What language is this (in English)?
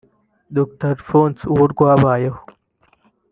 Kinyarwanda